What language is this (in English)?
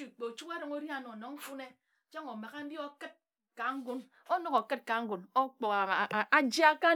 Ejagham